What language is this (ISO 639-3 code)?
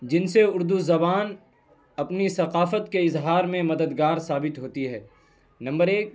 urd